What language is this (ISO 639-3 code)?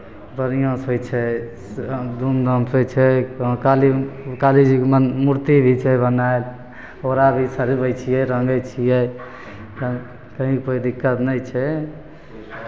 mai